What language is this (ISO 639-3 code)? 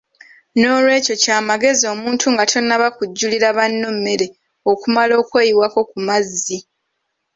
lug